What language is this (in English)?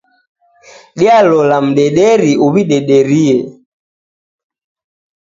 Taita